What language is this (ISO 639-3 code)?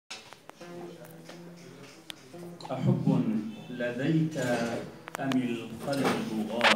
ara